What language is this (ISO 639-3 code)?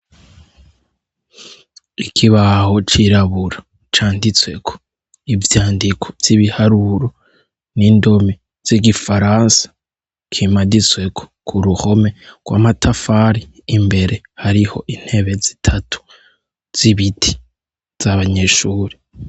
run